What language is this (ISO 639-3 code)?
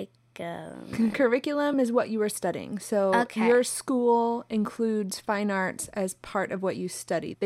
eng